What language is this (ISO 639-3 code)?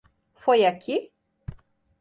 por